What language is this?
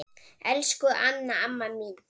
Icelandic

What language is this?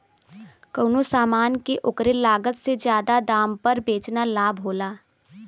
Bhojpuri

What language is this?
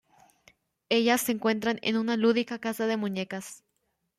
Spanish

